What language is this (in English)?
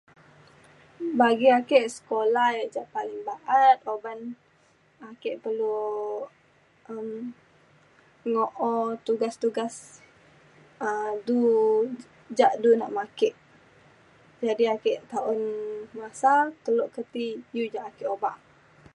Mainstream Kenyah